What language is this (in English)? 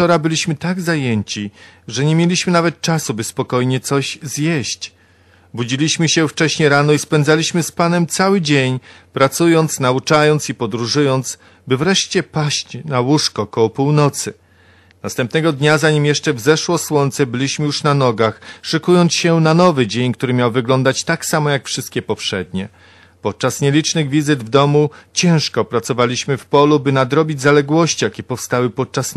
Polish